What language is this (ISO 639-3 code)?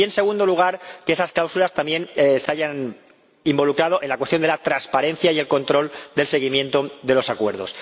spa